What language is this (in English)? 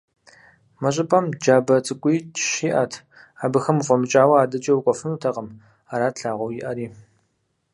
Kabardian